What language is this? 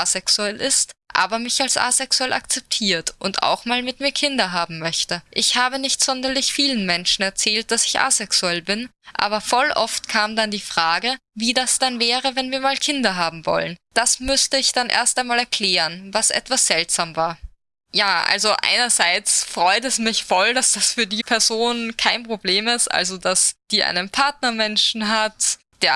German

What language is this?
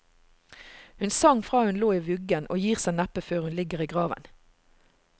Norwegian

